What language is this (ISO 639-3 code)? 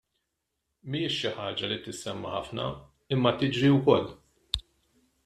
mlt